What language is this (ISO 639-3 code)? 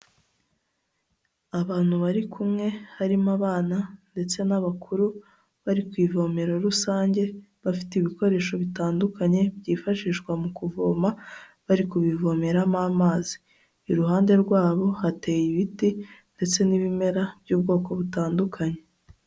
kin